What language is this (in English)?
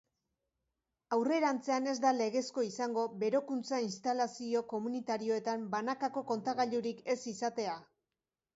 Basque